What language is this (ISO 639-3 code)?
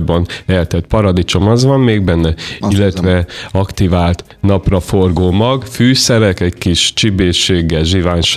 hun